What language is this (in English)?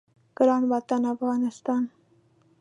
Pashto